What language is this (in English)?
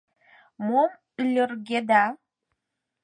Mari